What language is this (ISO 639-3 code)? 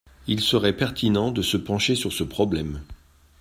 fra